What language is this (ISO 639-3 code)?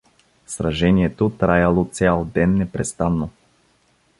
bul